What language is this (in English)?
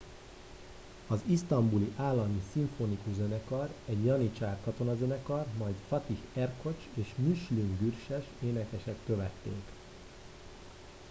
Hungarian